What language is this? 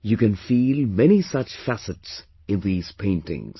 English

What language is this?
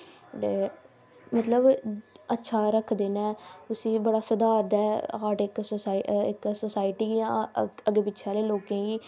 Dogri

